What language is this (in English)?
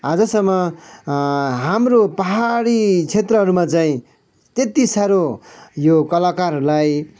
Nepali